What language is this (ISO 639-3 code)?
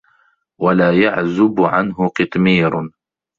ara